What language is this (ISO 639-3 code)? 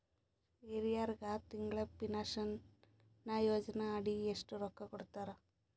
kan